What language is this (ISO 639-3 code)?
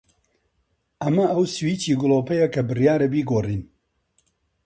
ckb